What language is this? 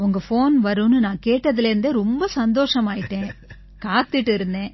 Tamil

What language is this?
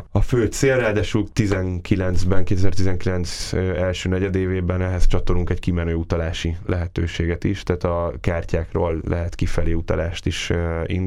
Hungarian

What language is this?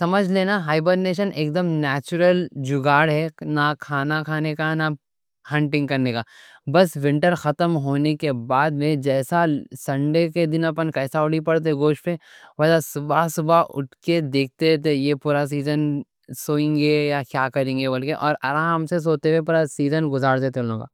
Deccan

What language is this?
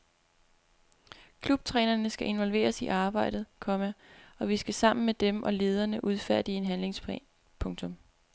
Danish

